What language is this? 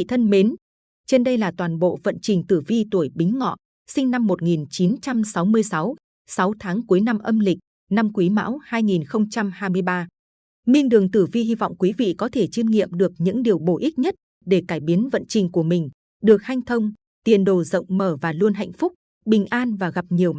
Vietnamese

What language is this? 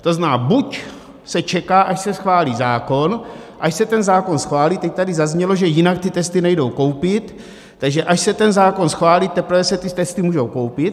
Czech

